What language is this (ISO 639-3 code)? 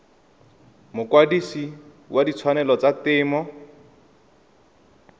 tsn